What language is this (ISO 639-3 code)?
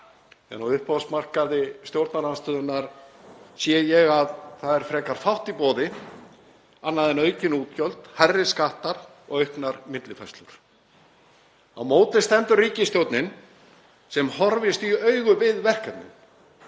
isl